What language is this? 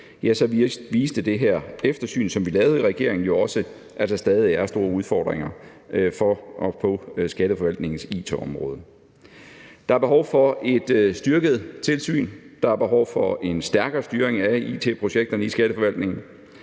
Danish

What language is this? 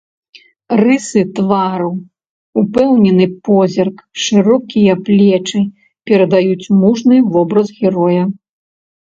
Belarusian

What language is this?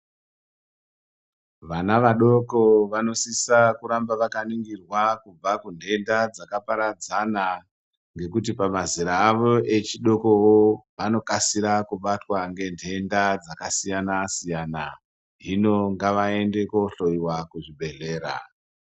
Ndau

